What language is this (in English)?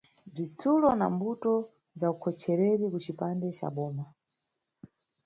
Nyungwe